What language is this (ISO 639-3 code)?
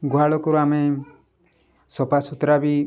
ori